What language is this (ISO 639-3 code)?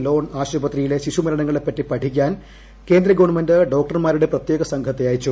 mal